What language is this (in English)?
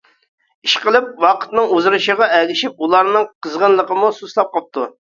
Uyghur